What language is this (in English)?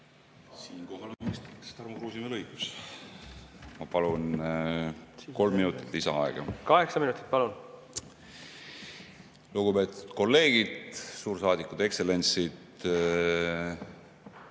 Estonian